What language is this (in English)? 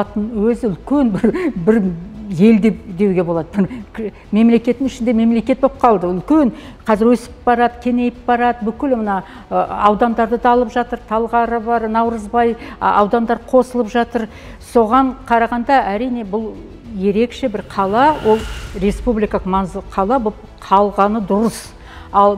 Turkish